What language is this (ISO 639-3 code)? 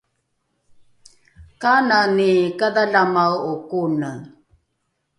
dru